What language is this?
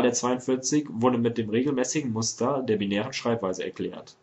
German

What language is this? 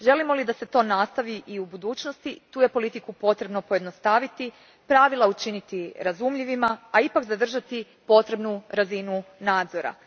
Croatian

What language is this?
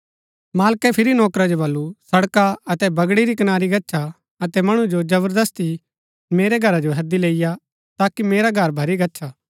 Gaddi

